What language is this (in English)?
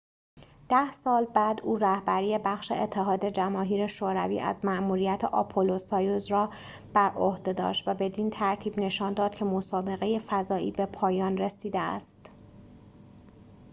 Persian